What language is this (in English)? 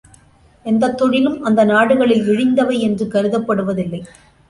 Tamil